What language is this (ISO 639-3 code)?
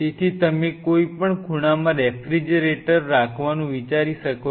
guj